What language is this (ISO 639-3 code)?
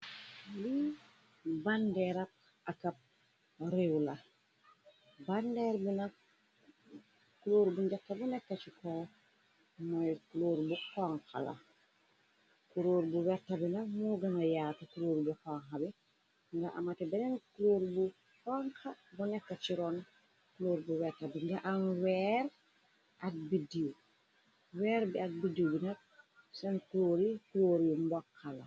wol